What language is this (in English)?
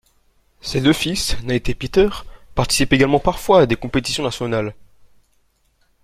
French